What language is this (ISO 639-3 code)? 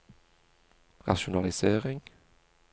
nor